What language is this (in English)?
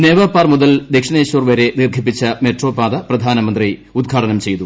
Malayalam